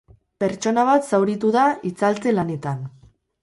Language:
Basque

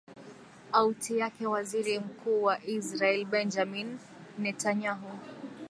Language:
Swahili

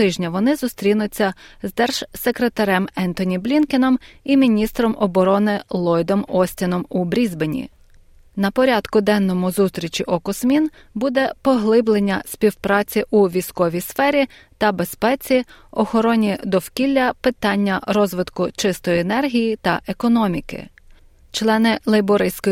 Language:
Ukrainian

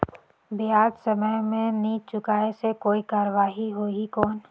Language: Chhattisgarhi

